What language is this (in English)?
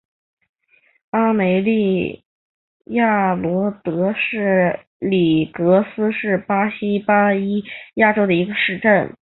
Chinese